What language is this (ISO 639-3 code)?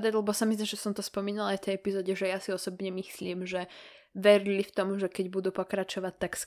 slk